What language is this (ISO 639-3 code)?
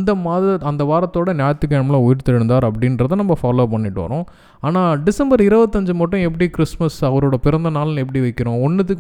tam